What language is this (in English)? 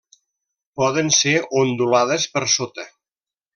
Catalan